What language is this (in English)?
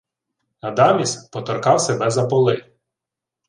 Ukrainian